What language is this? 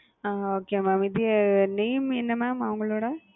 Tamil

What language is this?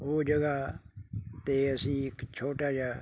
Punjabi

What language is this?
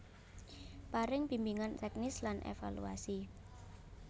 Javanese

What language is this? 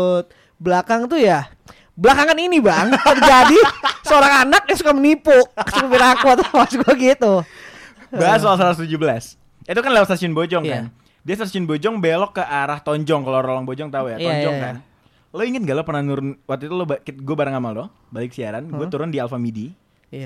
Indonesian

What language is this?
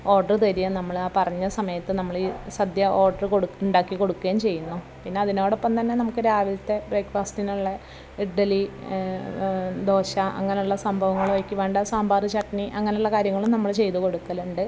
Malayalam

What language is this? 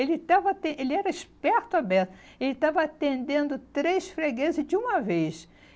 Portuguese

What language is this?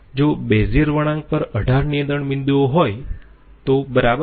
Gujarati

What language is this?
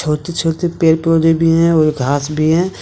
Hindi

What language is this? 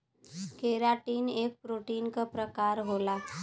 Bhojpuri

